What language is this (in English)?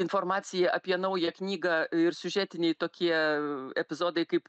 Lithuanian